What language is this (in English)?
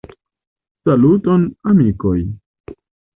Esperanto